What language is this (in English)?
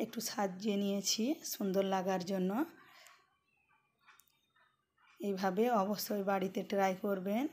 Hindi